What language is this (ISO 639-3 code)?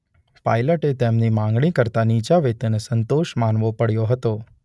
guj